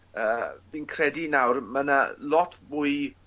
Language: Welsh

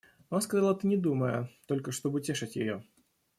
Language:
Russian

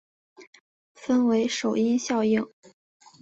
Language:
Chinese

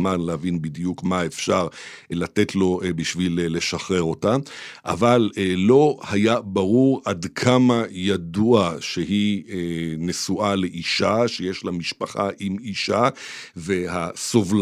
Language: Hebrew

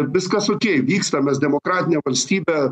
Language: Lithuanian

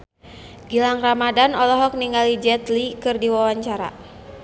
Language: Sundanese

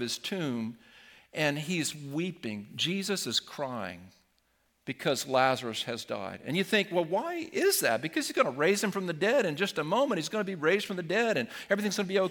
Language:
English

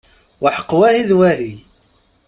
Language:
Kabyle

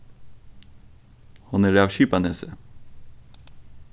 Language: Faroese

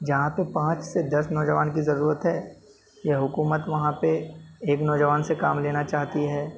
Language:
Urdu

